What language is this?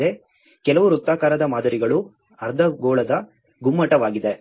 Kannada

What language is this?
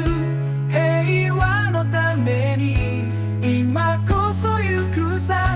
Japanese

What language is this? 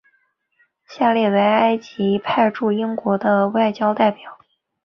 Chinese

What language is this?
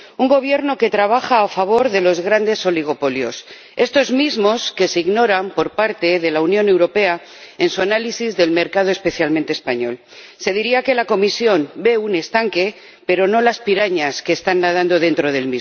Spanish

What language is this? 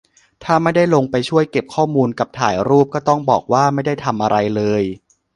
Thai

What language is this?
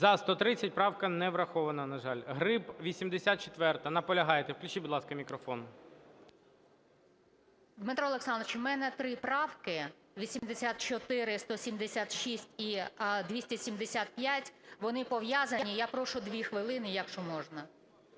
Ukrainian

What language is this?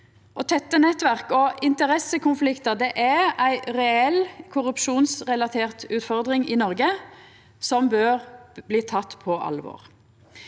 Norwegian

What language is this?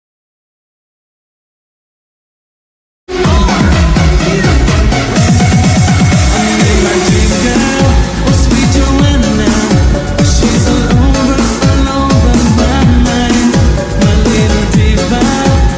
Indonesian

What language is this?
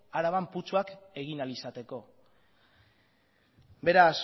Basque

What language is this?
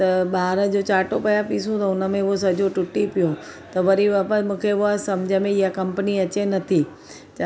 Sindhi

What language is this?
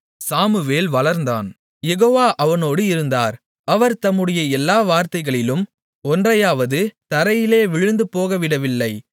Tamil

